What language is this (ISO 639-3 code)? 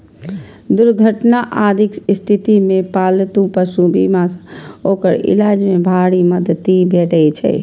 mai